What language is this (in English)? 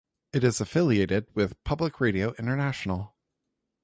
English